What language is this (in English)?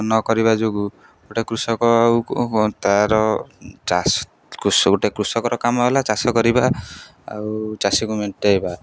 Odia